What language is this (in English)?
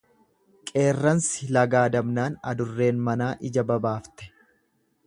Oromo